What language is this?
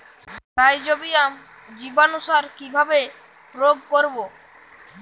Bangla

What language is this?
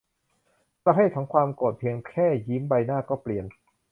Thai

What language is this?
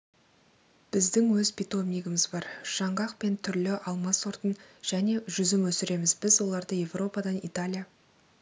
Kazakh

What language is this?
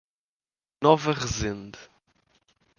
Portuguese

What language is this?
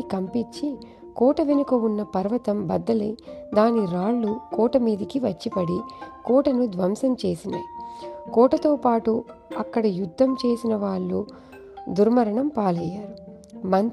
Telugu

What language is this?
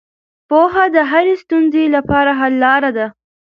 Pashto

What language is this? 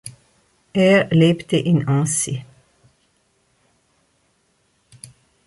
German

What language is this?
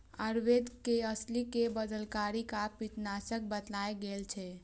Maithili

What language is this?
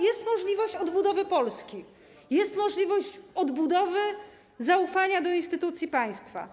Polish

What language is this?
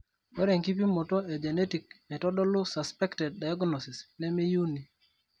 Masai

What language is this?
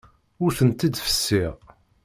Kabyle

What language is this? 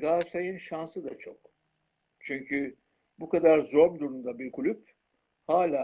Turkish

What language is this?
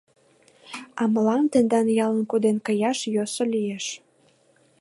Mari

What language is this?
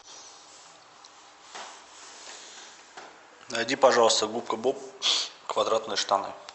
Russian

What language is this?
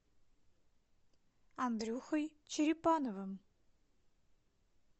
Russian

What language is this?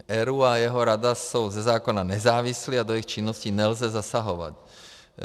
Czech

